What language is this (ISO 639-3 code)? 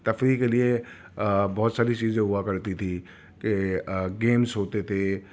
urd